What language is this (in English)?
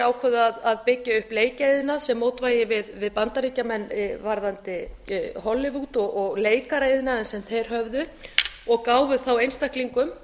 Icelandic